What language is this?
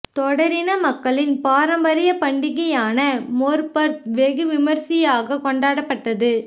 Tamil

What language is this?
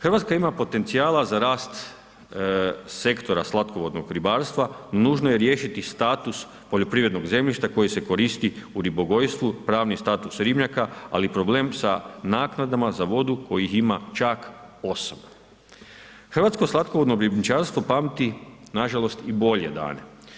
Croatian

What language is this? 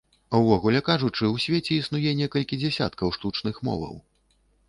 Belarusian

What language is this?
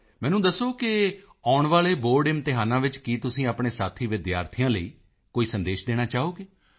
Punjabi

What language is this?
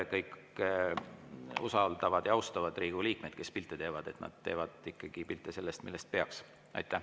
Estonian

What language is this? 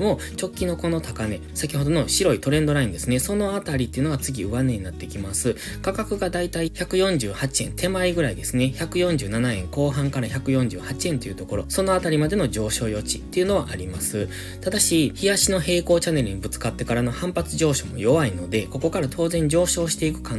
Japanese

